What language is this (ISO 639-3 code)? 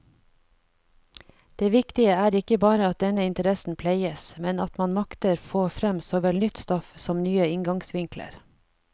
nor